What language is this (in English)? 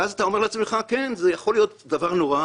Hebrew